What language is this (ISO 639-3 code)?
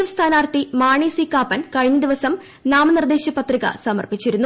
mal